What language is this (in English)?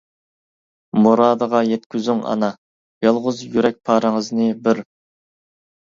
Uyghur